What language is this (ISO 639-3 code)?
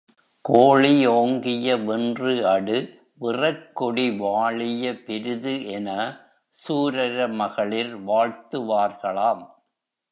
tam